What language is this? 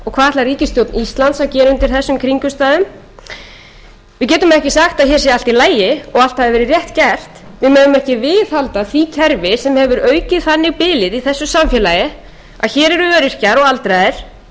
Icelandic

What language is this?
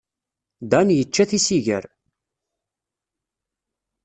Kabyle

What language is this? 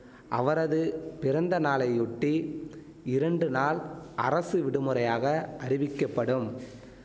Tamil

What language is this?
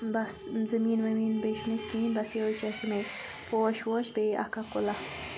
Kashmiri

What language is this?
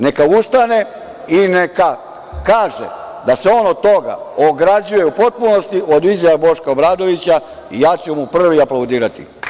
Serbian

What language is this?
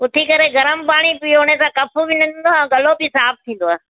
Sindhi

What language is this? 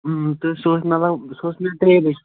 Kashmiri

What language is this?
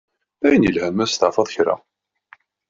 Kabyle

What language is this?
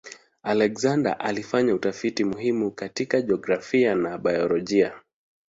Swahili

